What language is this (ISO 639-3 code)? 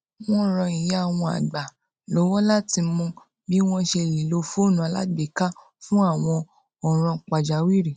yor